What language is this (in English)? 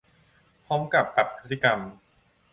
Thai